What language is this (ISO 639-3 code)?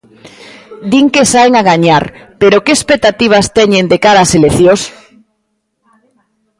glg